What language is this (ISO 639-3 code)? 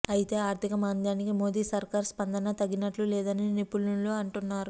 tel